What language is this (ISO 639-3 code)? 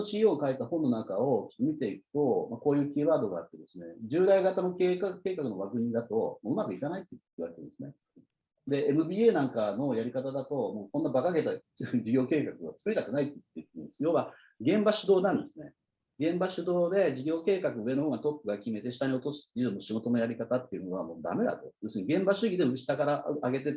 jpn